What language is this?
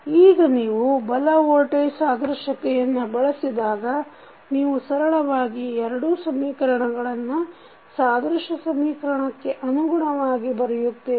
Kannada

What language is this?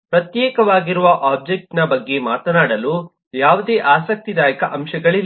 Kannada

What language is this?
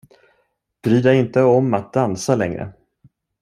Swedish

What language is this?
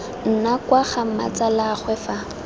Tswana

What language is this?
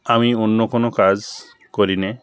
Bangla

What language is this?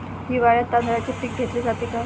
Marathi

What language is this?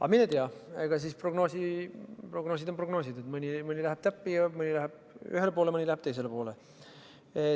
Estonian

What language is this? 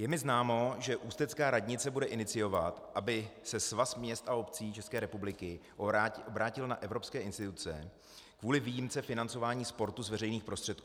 Czech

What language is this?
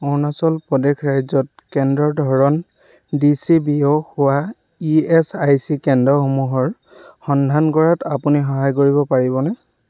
Assamese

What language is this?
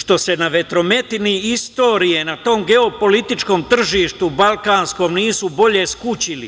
Serbian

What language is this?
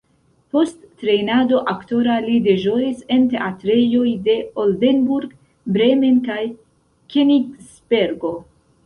Esperanto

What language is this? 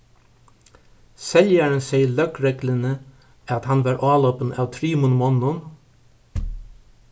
Faroese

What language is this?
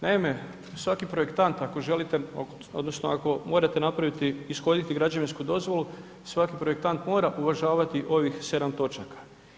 Croatian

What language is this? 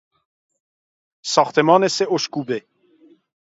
Persian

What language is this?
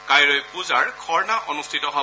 Assamese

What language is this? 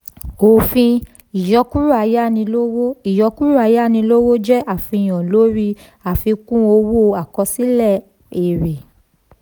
Yoruba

